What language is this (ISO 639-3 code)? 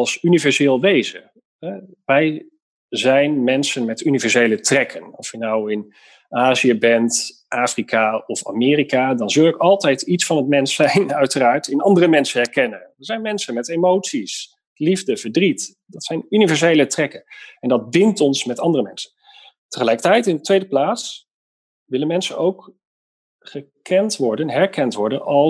nld